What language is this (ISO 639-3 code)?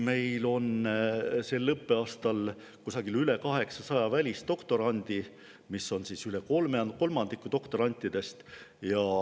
est